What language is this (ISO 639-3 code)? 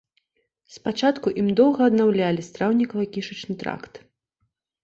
bel